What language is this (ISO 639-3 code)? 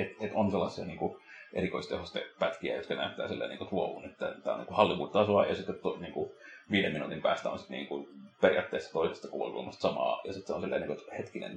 fin